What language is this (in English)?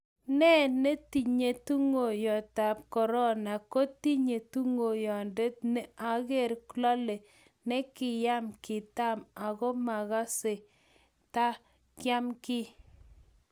Kalenjin